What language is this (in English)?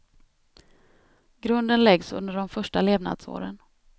Swedish